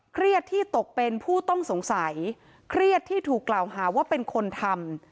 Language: Thai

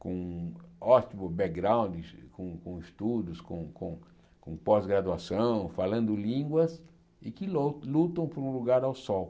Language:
Portuguese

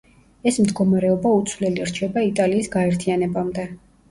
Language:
Georgian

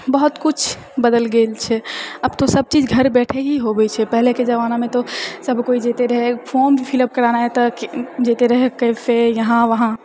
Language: Maithili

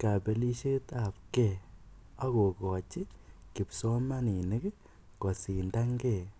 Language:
Kalenjin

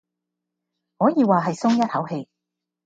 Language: Cantonese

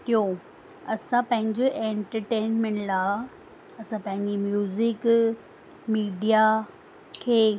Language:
Sindhi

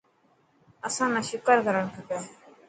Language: Dhatki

